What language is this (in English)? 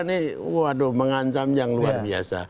Indonesian